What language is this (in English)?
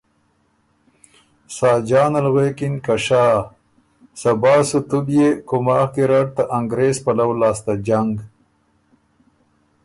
Ormuri